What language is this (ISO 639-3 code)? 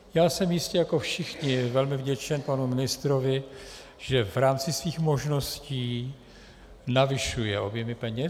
ces